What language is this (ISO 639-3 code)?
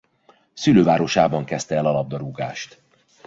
hun